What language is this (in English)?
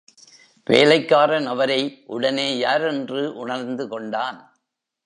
Tamil